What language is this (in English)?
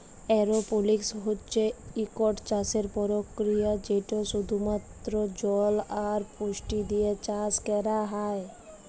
Bangla